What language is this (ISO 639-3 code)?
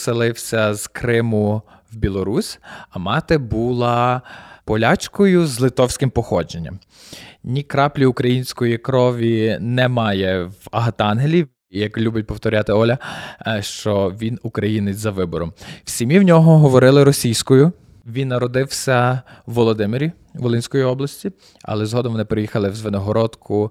ukr